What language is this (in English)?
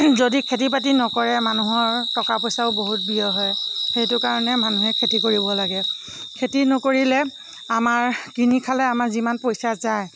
Assamese